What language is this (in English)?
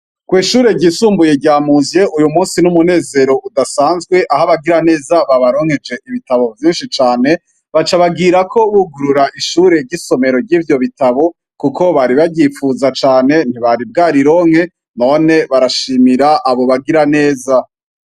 Rundi